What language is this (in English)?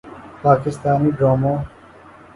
Urdu